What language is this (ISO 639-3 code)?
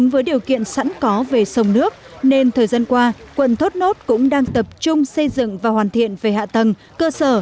vie